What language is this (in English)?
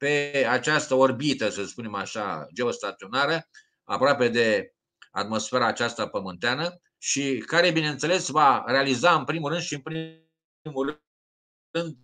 Romanian